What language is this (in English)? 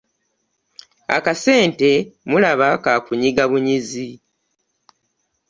Ganda